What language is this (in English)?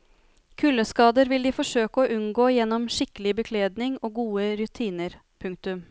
Norwegian